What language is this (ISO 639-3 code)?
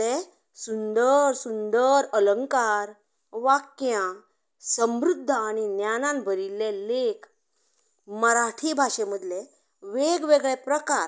kok